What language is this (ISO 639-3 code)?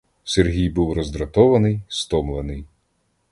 ukr